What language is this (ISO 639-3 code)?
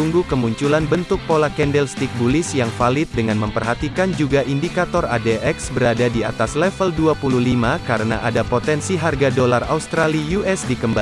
ind